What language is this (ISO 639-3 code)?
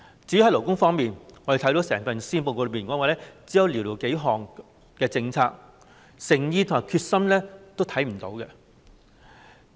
yue